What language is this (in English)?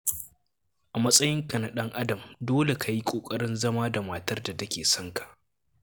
Hausa